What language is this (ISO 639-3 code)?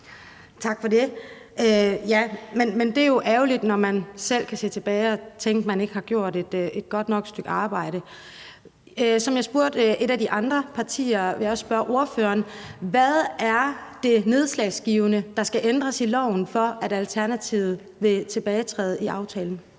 dan